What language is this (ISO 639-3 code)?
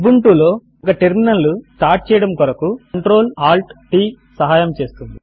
tel